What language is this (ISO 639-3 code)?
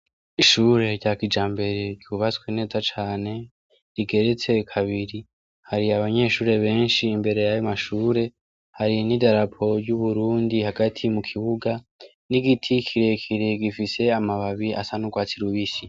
run